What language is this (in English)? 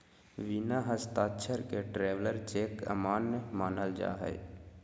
Magahi